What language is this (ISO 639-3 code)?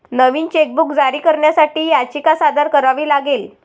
mar